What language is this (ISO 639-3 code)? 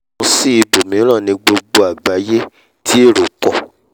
yor